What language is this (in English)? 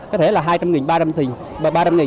Vietnamese